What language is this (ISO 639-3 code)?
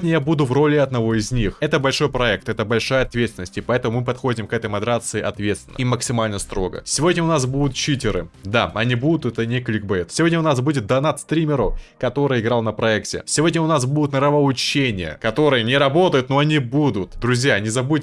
rus